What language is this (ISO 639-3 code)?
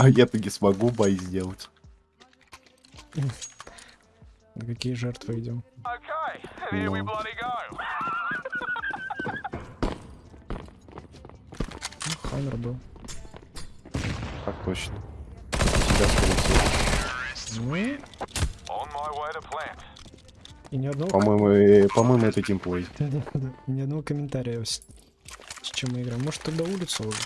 rus